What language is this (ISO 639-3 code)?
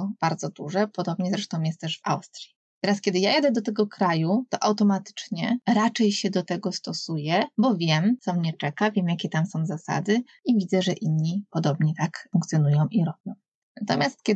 pol